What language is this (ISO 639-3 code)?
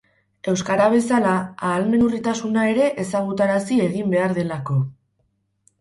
eus